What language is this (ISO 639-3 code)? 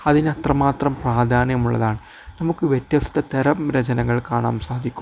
mal